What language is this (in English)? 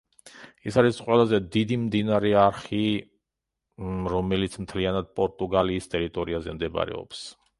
Georgian